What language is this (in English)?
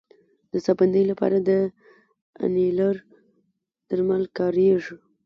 Pashto